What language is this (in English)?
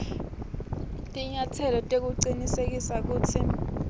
Swati